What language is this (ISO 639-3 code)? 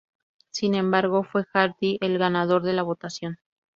spa